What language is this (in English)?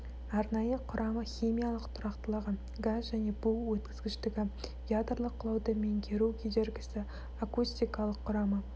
Kazakh